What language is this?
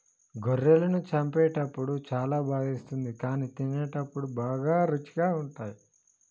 Telugu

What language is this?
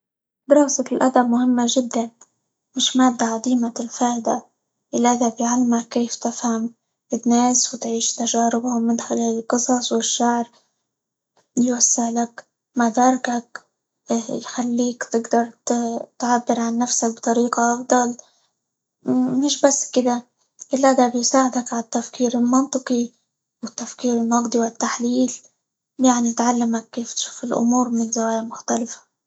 Libyan Arabic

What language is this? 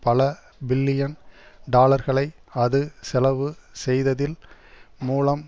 Tamil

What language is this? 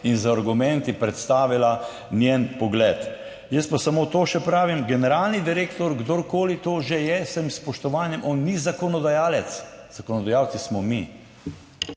Slovenian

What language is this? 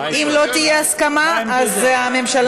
Hebrew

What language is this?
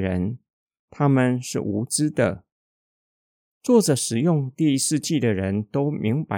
Chinese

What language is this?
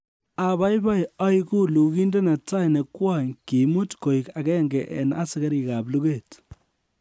Kalenjin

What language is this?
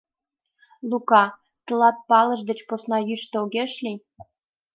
Mari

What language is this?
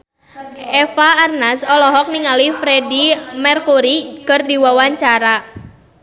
Sundanese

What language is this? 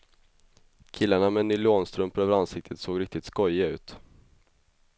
Swedish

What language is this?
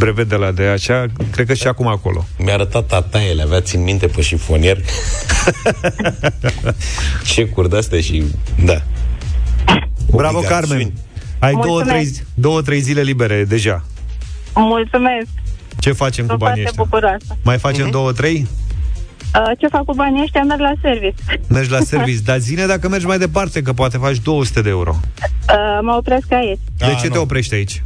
Romanian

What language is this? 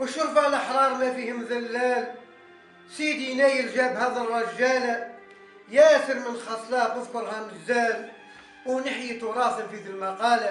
Arabic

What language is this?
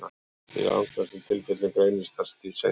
Icelandic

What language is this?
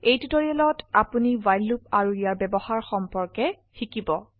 Assamese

